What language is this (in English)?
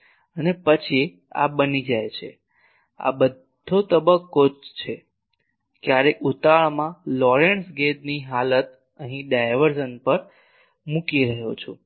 Gujarati